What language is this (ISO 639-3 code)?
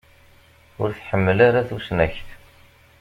kab